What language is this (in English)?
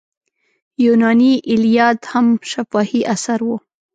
Pashto